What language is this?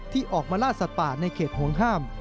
Thai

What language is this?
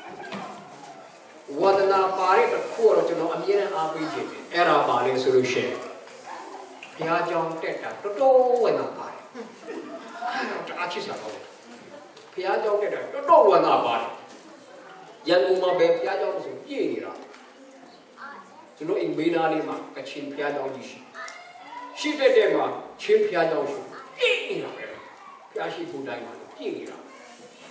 Hindi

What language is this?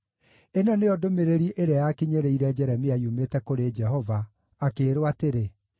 Kikuyu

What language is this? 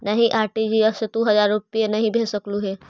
Magahi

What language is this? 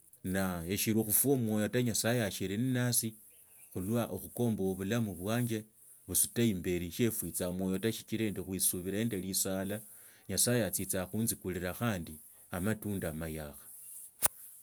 Tsotso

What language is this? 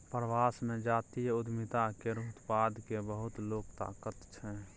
Maithili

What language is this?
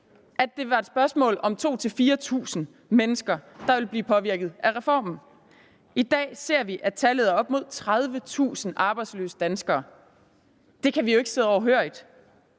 Danish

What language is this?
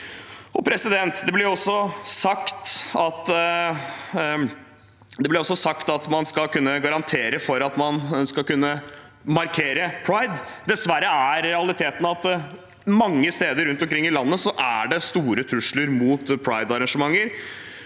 Norwegian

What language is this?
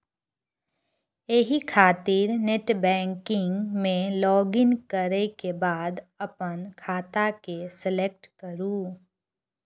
Maithili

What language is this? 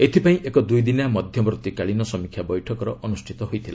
Odia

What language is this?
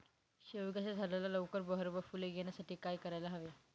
Marathi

